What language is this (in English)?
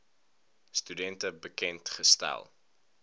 Afrikaans